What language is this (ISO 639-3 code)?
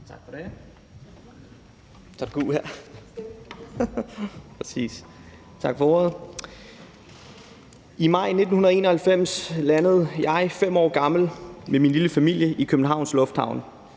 dan